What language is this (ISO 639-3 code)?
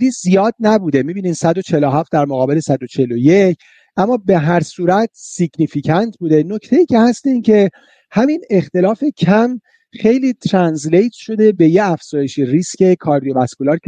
fas